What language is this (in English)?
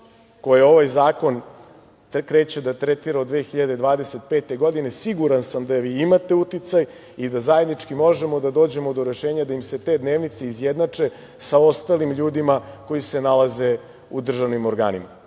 Serbian